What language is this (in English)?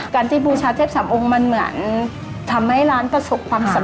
Thai